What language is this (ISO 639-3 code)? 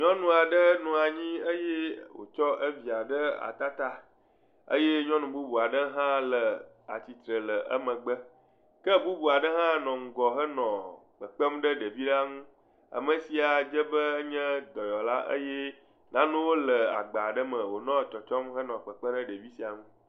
ewe